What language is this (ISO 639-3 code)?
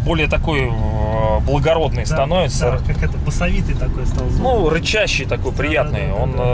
rus